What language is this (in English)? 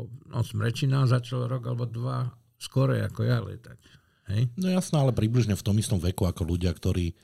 Slovak